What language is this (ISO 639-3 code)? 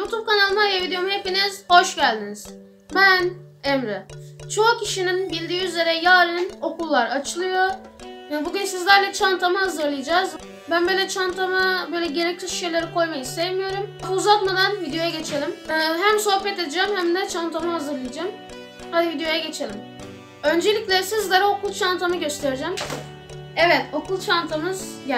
tur